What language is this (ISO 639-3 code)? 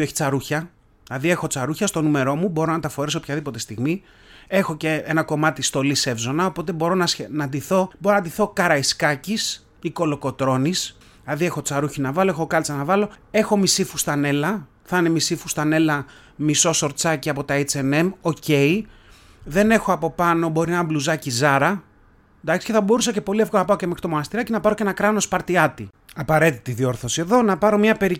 ell